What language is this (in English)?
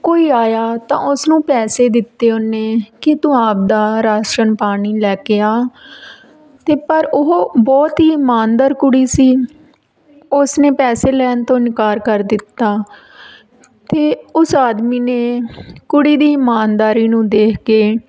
Punjabi